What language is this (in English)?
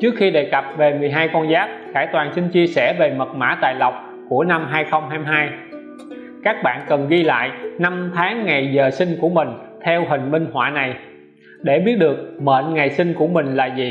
Vietnamese